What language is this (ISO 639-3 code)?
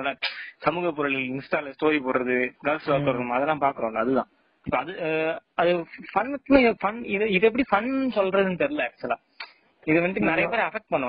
tam